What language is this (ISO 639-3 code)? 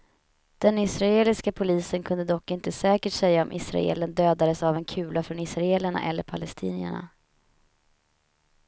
swe